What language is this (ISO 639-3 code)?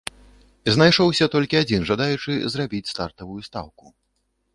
bel